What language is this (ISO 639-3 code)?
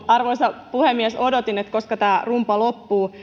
fin